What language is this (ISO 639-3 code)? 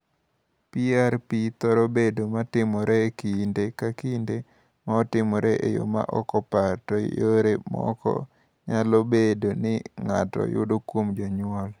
luo